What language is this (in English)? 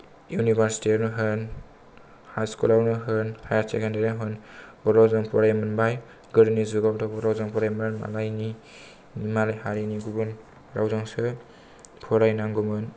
Bodo